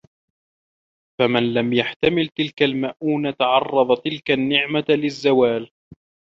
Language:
Arabic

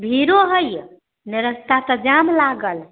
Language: Maithili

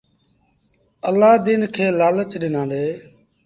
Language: Sindhi Bhil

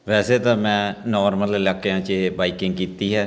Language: Punjabi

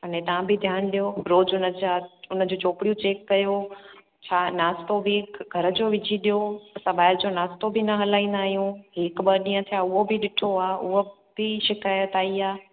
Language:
Sindhi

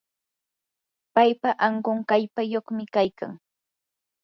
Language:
Yanahuanca Pasco Quechua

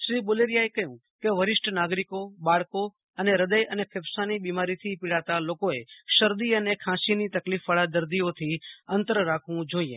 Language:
Gujarati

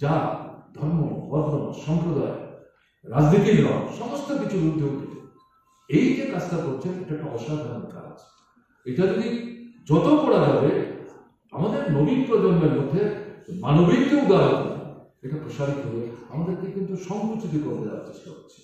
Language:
Turkish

